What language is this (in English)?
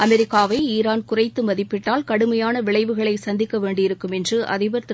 Tamil